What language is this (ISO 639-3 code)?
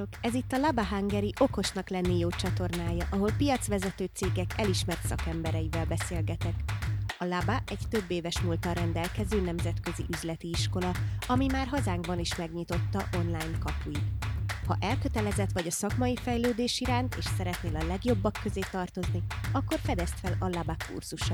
hun